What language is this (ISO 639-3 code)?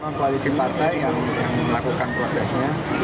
ind